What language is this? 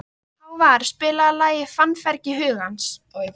Icelandic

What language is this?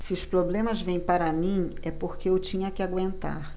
Portuguese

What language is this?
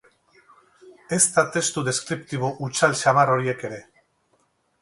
Basque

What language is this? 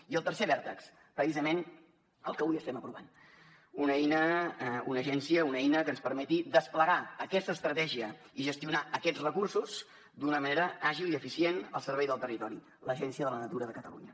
Catalan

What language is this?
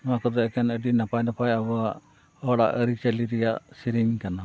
Santali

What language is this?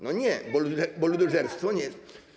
Polish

